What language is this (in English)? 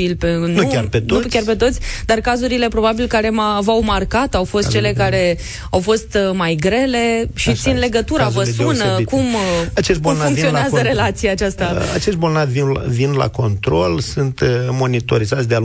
Romanian